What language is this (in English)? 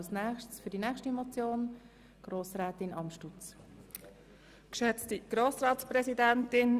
Swiss German